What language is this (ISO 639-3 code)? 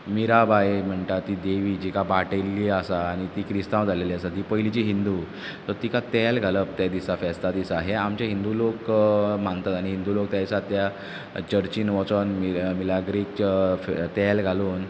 kok